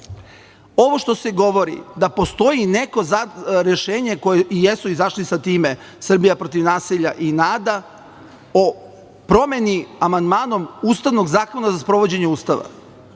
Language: Serbian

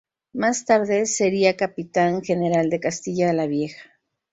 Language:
Spanish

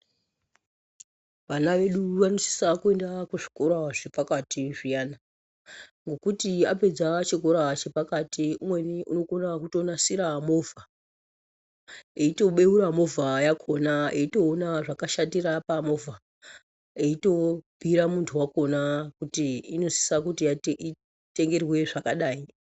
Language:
Ndau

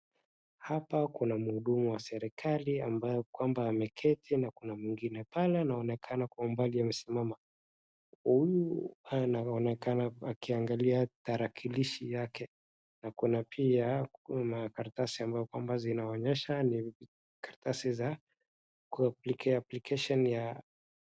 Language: Swahili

